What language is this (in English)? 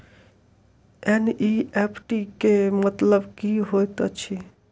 Maithili